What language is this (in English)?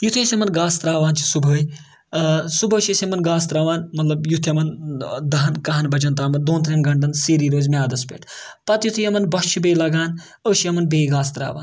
Kashmiri